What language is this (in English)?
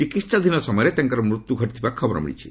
Odia